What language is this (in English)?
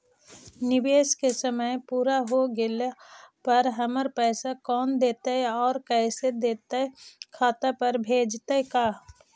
Magahi